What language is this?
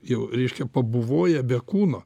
Lithuanian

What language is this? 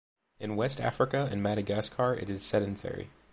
English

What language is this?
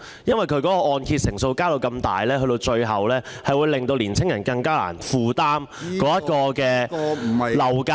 Cantonese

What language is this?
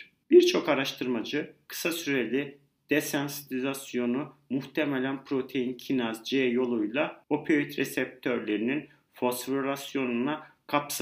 Turkish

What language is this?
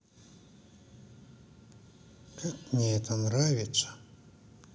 Russian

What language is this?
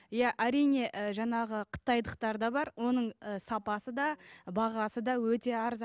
Kazakh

